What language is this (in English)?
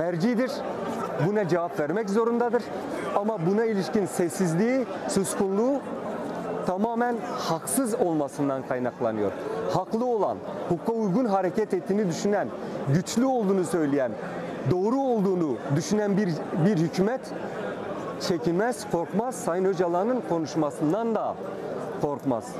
Turkish